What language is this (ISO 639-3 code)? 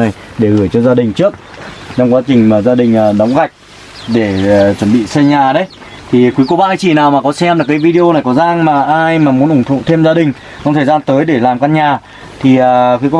vie